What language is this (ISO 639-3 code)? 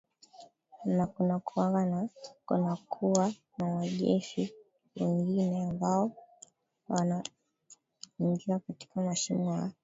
swa